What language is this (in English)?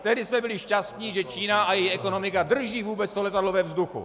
Czech